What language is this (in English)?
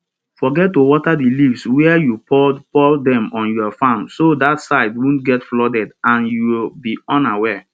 Nigerian Pidgin